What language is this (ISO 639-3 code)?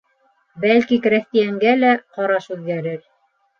bak